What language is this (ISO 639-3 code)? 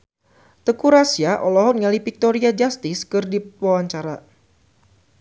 sun